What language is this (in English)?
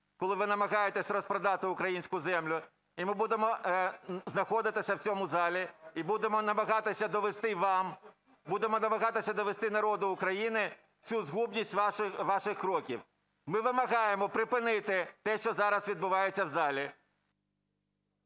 Ukrainian